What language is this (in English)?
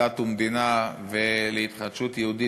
Hebrew